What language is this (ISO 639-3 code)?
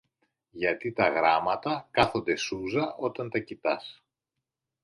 ell